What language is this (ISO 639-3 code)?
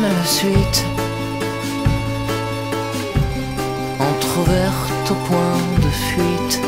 fra